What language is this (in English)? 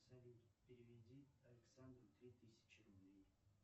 Russian